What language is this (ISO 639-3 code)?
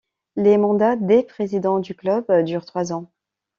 fra